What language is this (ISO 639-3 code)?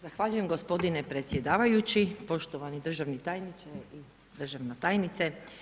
hrv